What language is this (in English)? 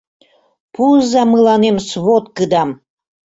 Mari